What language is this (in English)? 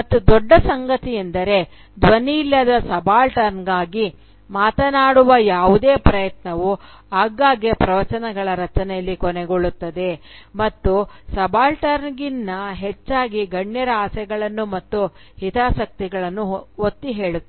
Kannada